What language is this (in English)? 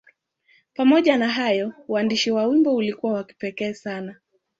Swahili